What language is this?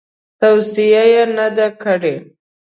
Pashto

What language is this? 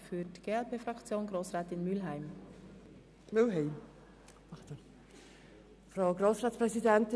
Swiss German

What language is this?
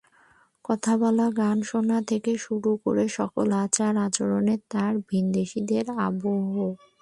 Bangla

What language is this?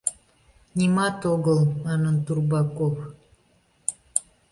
Mari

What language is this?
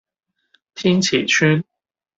Cantonese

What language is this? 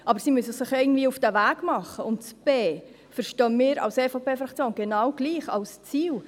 Swiss German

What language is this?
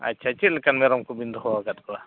Santali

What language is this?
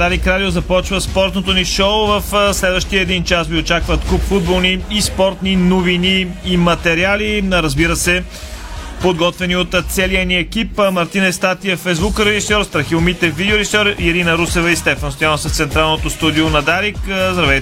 Bulgarian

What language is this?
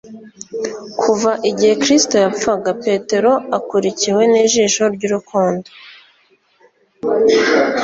Kinyarwanda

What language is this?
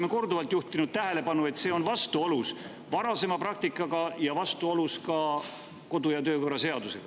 Estonian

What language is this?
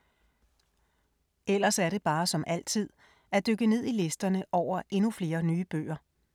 Danish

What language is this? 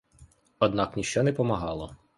Ukrainian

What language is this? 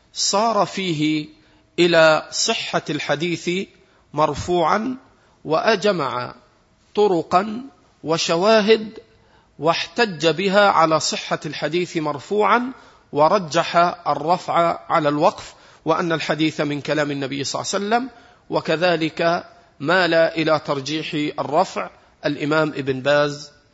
Arabic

